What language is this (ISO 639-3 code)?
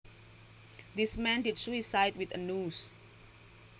jav